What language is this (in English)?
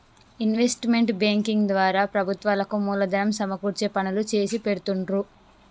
Telugu